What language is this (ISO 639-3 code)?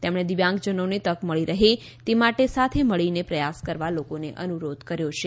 guj